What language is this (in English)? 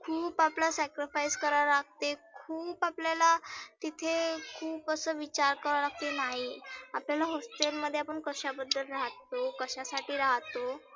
Marathi